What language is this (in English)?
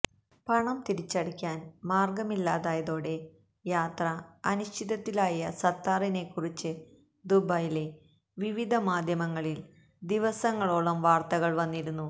Malayalam